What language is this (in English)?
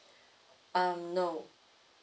English